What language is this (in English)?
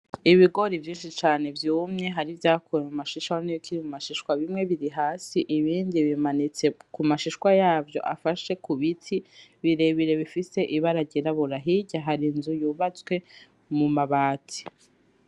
Rundi